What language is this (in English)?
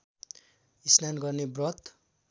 Nepali